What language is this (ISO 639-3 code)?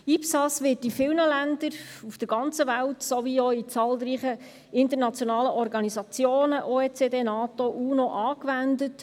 gsw